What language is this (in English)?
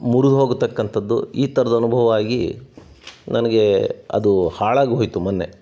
Kannada